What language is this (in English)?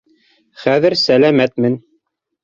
Bashkir